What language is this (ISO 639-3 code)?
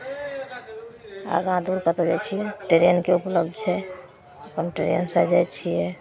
mai